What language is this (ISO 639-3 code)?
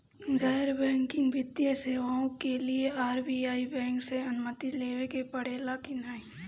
bho